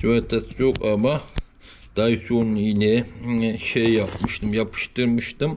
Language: Turkish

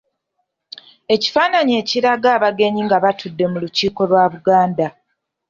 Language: Ganda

